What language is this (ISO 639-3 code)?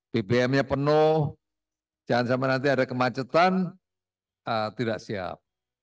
ind